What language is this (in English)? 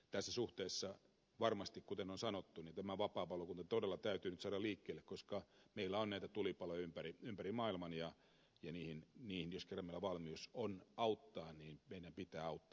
Finnish